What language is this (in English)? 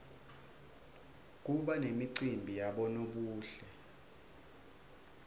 Swati